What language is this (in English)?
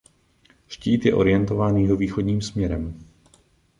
Czech